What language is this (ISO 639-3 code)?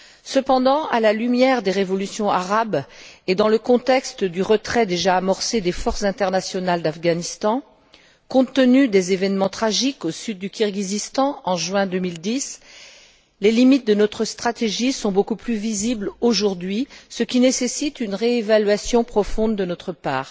fra